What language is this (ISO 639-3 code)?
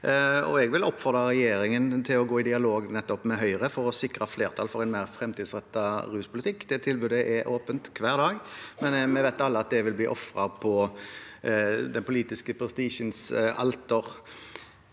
nor